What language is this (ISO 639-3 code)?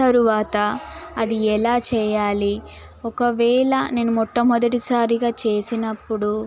tel